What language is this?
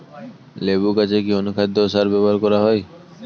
Bangla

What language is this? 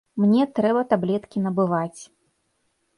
Belarusian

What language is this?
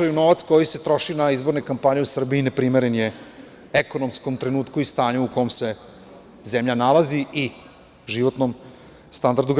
Serbian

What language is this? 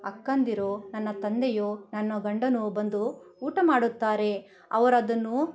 Kannada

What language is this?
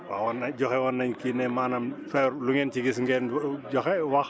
Wolof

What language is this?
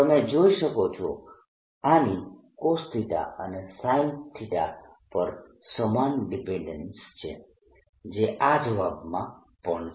Gujarati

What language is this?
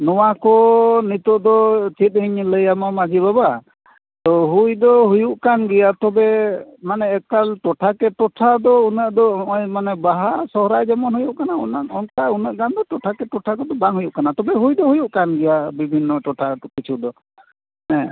Santali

